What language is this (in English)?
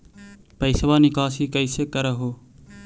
Magahi